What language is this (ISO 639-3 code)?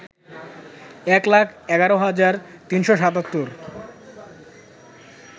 ben